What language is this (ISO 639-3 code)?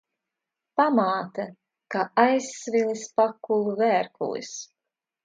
lav